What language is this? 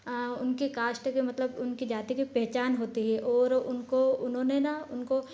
Hindi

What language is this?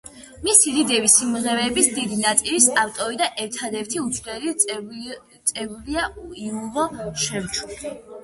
Georgian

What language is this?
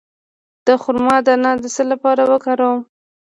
Pashto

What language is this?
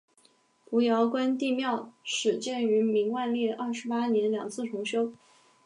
Chinese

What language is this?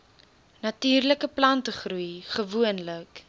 Afrikaans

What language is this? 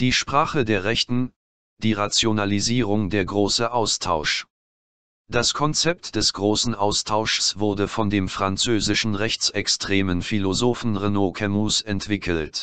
German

